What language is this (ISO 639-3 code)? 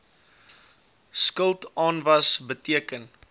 afr